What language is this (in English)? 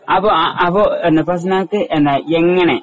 Malayalam